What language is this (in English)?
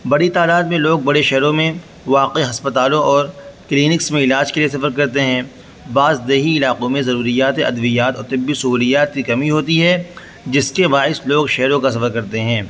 Urdu